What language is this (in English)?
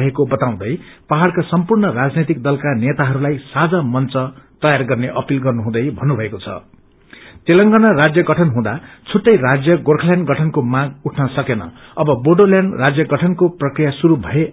Nepali